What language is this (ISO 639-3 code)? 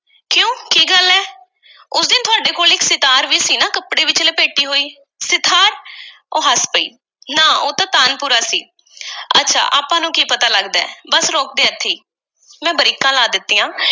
pan